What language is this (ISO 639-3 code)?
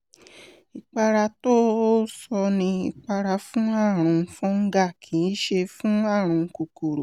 yor